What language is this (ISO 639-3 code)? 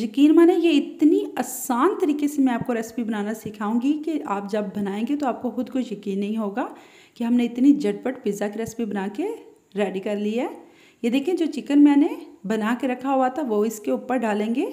hin